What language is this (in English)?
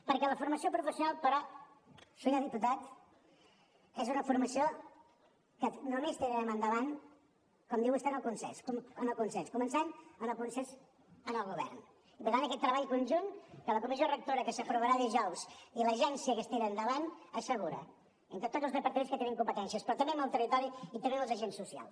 Catalan